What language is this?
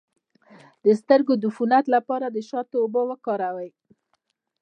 Pashto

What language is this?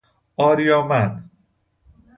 Persian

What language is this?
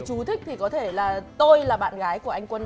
Vietnamese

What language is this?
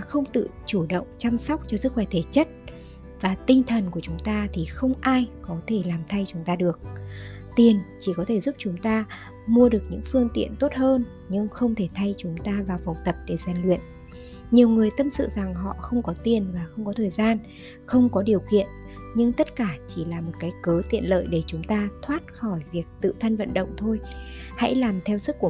Vietnamese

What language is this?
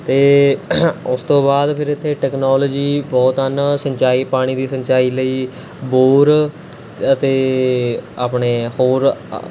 Punjabi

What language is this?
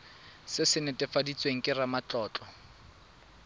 Tswana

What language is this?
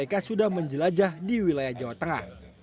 Indonesian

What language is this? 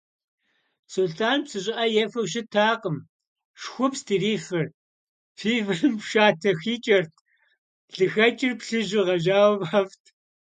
Kabardian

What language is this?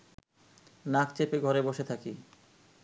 Bangla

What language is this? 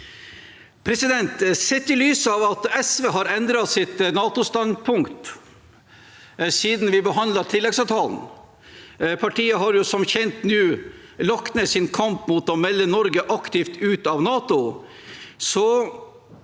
Norwegian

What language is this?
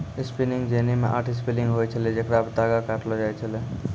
Maithili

